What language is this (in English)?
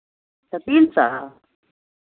Maithili